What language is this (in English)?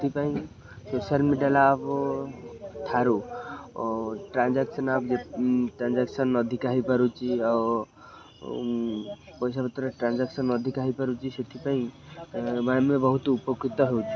Odia